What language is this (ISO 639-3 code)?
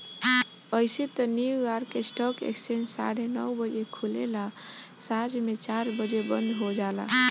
bho